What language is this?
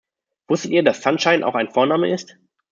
German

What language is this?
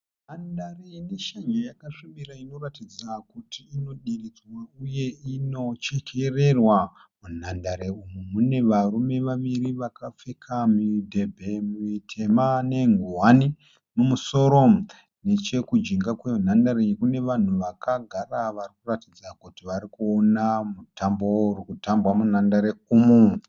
Shona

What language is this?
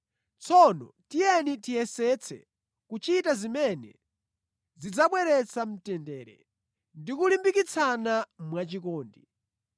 Nyanja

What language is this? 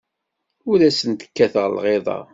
Kabyle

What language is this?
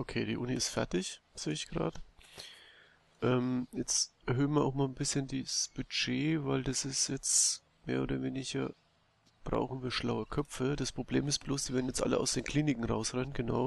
German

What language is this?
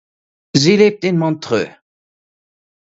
German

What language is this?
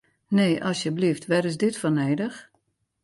Western Frisian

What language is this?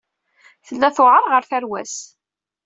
Kabyle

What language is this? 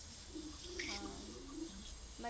Kannada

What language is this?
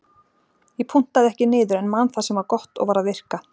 Icelandic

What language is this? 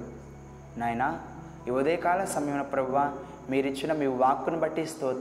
Telugu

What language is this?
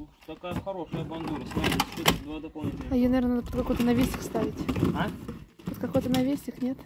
Russian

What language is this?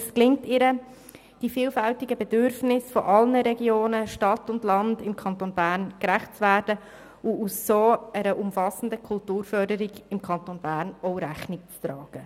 Swiss German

